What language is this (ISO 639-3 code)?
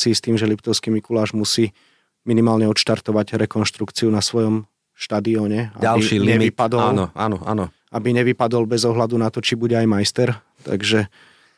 slk